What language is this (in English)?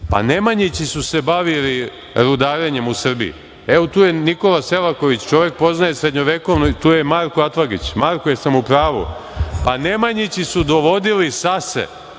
Serbian